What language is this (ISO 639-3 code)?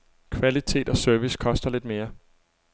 dan